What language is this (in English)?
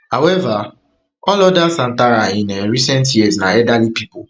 Nigerian Pidgin